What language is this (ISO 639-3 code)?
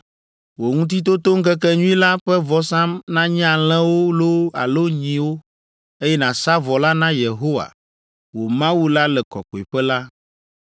ewe